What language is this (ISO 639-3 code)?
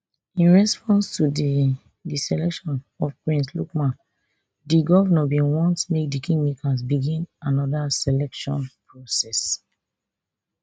pcm